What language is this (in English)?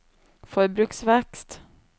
Norwegian